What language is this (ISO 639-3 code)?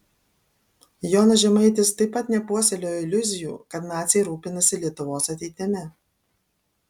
lit